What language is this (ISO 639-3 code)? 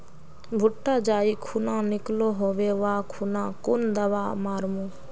mag